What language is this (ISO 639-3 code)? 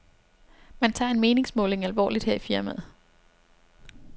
dan